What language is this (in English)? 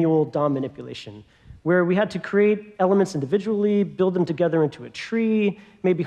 English